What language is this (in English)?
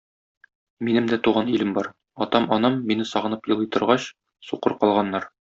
Tatar